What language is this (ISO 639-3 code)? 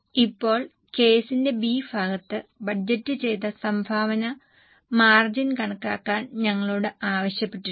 mal